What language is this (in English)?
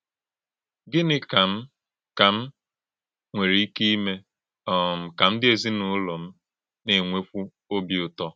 Igbo